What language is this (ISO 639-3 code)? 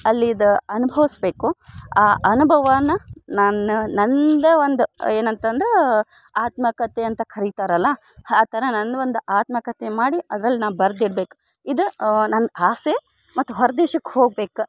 kan